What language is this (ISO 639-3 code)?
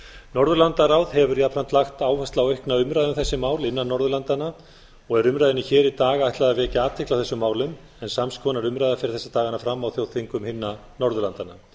isl